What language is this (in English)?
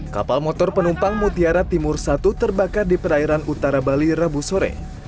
Indonesian